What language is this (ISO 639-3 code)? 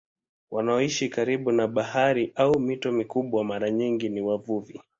swa